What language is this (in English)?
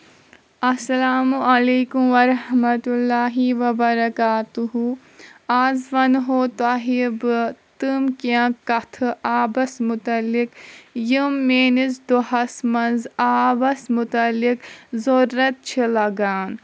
Kashmiri